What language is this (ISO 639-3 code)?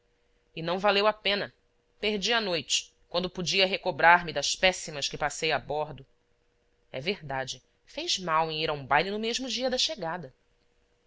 por